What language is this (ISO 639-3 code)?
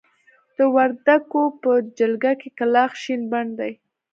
pus